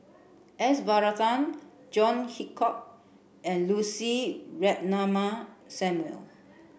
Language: English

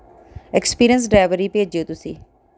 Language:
Punjabi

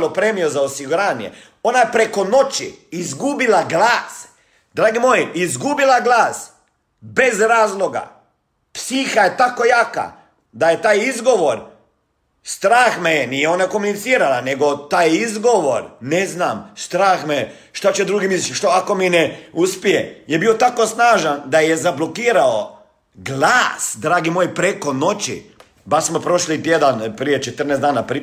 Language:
Croatian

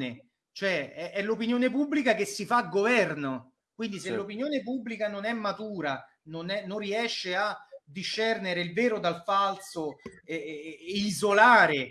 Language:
Italian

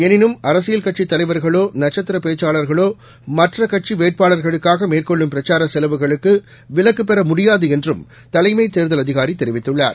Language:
Tamil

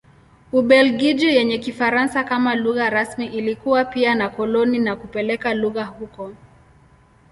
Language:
Swahili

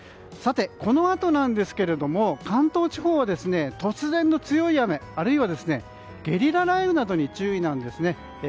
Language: Japanese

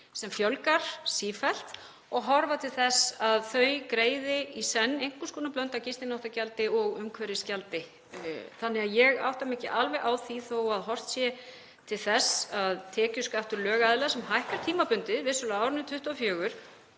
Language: Icelandic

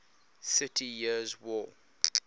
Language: English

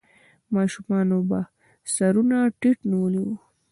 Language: Pashto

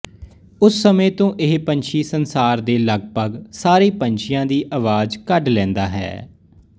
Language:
Punjabi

